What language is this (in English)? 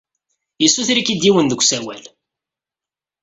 Kabyle